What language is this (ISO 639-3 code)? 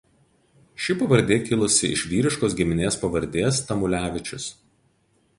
lit